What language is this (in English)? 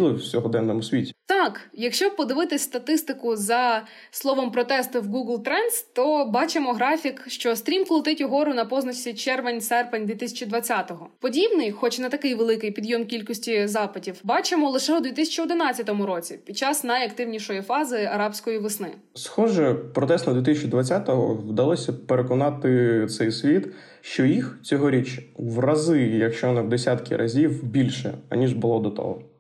Ukrainian